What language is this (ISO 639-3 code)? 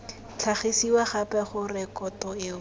tsn